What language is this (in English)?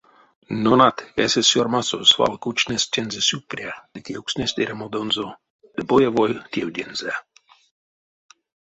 Erzya